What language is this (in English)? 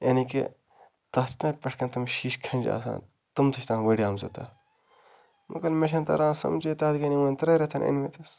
Kashmiri